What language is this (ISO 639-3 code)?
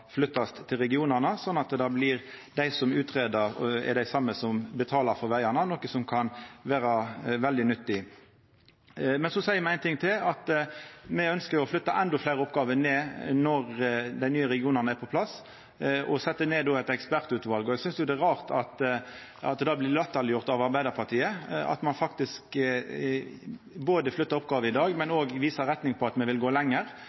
nno